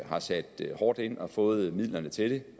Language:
Danish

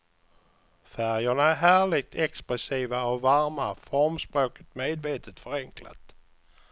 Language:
Swedish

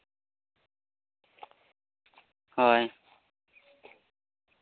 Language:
Santali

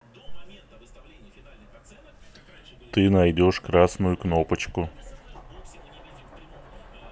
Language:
Russian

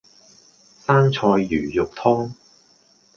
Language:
Cantonese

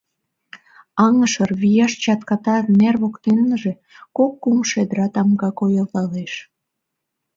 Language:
Mari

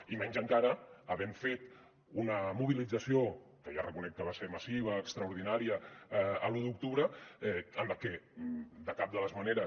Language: Catalan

